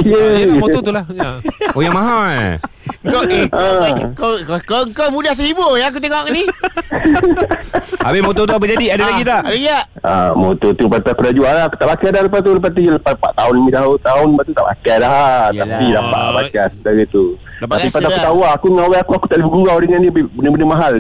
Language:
Malay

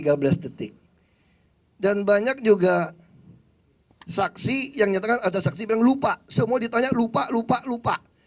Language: Indonesian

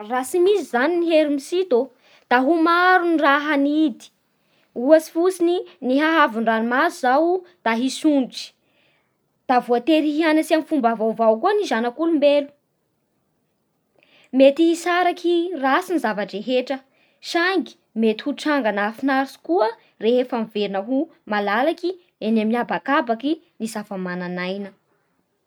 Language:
Bara Malagasy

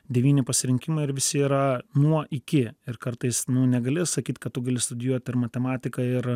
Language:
Lithuanian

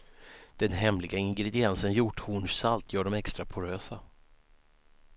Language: Swedish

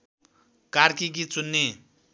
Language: Nepali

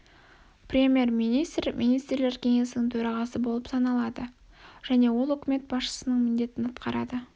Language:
Kazakh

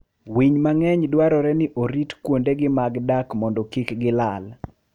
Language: Luo (Kenya and Tanzania)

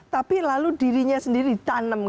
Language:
Indonesian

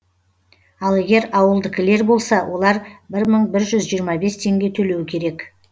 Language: Kazakh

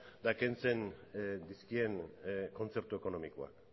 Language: Basque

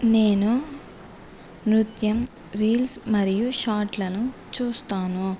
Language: Telugu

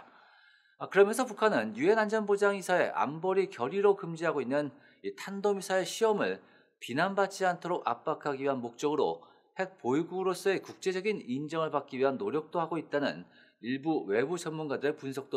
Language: Korean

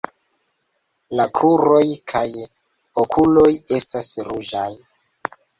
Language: Esperanto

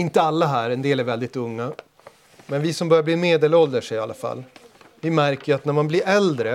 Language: Swedish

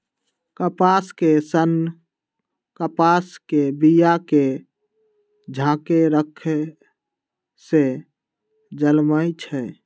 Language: Magahi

